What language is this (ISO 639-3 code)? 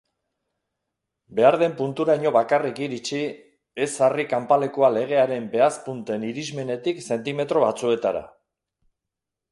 eus